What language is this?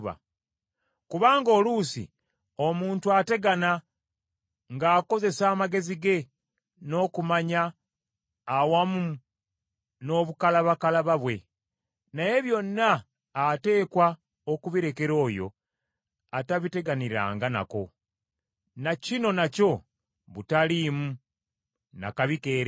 Ganda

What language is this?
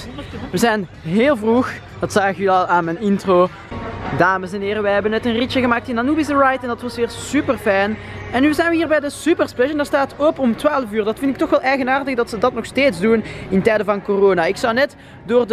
Dutch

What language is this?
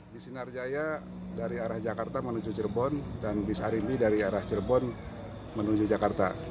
Indonesian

